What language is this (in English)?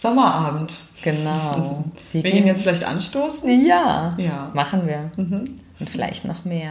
German